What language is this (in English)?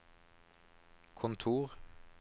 Norwegian